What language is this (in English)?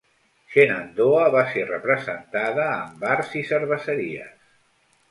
Catalan